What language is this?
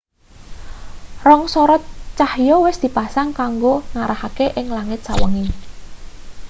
Javanese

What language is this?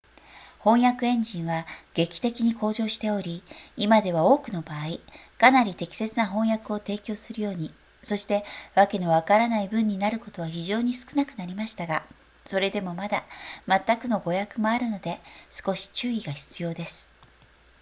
Japanese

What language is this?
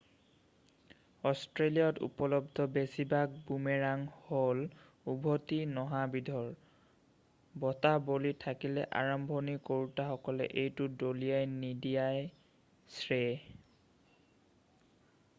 Assamese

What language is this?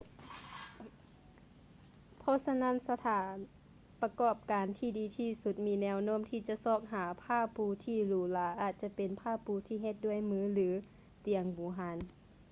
Lao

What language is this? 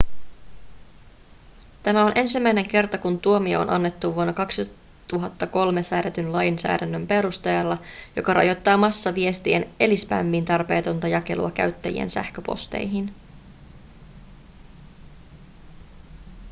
Finnish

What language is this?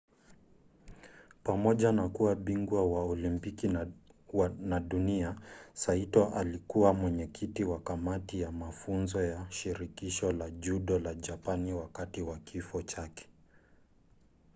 Swahili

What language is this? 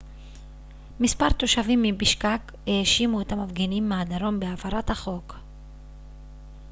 Hebrew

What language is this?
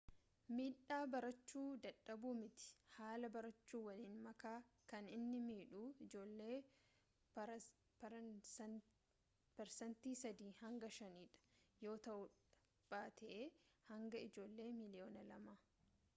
Oromo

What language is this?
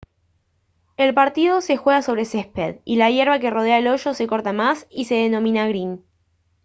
Spanish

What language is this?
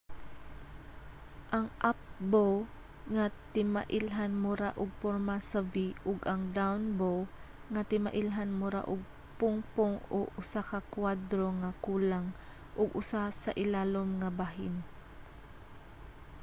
Cebuano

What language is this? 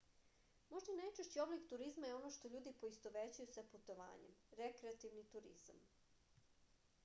Serbian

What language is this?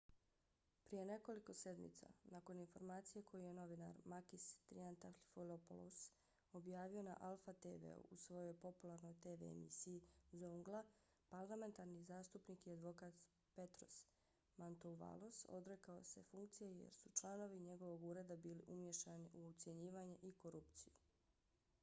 Bosnian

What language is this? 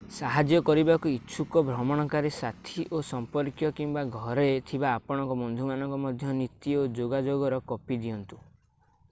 Odia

